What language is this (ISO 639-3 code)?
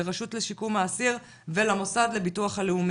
heb